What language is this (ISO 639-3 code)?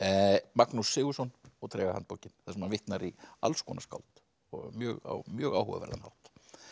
isl